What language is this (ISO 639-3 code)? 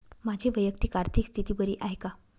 mar